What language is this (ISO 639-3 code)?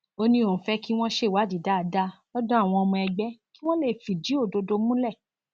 yor